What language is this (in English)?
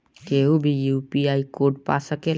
Bhojpuri